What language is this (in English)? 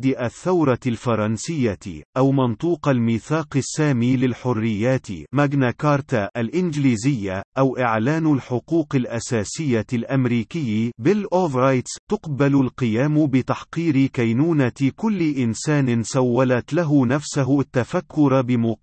Arabic